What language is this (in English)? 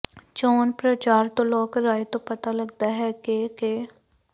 Punjabi